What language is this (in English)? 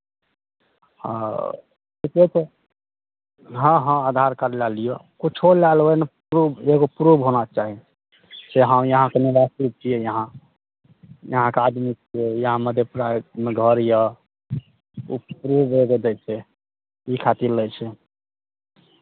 Maithili